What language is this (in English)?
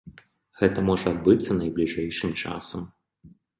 Belarusian